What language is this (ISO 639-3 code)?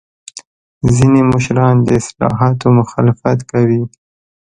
pus